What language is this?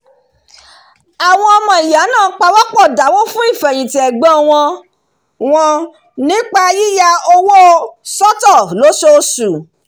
Yoruba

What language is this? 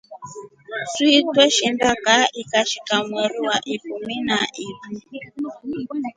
Rombo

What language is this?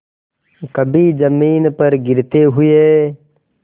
Hindi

